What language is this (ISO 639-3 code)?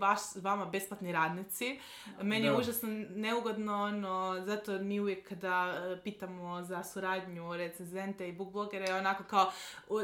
hrv